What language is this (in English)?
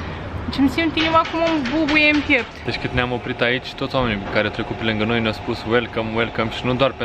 Romanian